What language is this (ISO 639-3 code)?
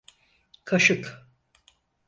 tur